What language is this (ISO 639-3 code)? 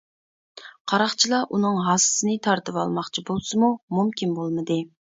uig